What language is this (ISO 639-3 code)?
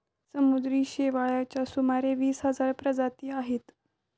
mar